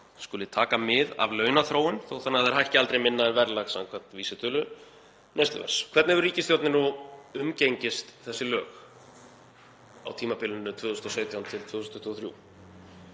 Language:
Icelandic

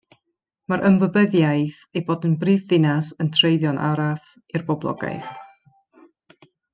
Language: Welsh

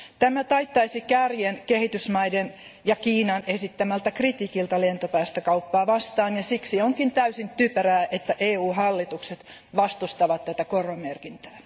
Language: Finnish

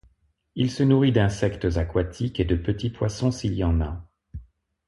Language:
French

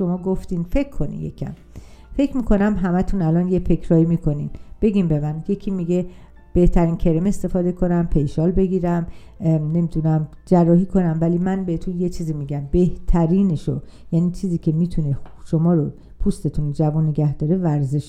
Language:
Persian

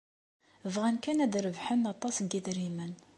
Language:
Kabyle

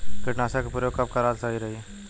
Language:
Bhojpuri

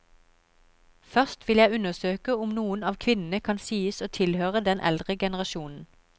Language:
Norwegian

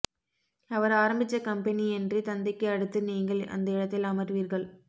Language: Tamil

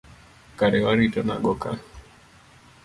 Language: Luo (Kenya and Tanzania)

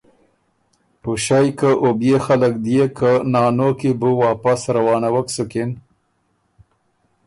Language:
Ormuri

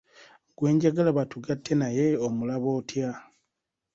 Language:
Ganda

